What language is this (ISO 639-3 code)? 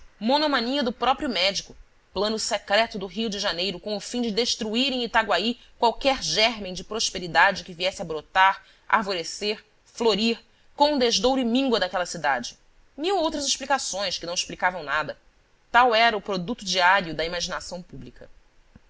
por